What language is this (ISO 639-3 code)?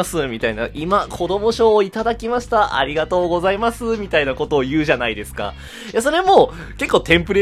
jpn